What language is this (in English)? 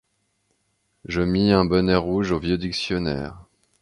French